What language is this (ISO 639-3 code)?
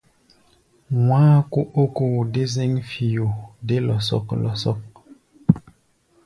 gba